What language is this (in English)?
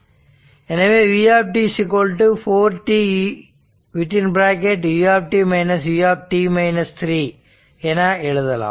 Tamil